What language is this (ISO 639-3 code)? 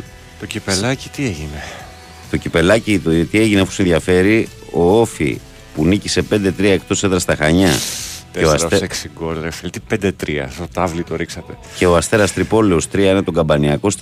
ell